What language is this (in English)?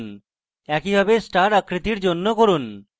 Bangla